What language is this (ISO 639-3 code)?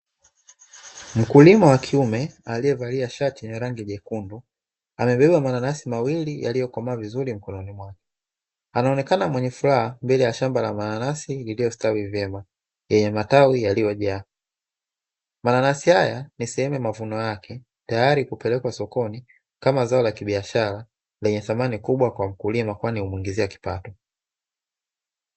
swa